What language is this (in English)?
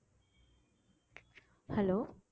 Tamil